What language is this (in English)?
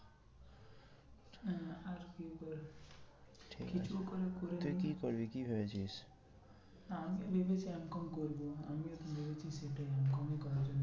Bangla